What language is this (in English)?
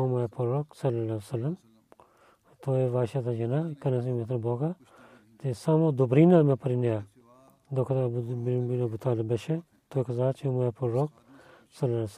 Bulgarian